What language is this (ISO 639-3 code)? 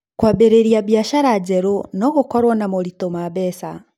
kik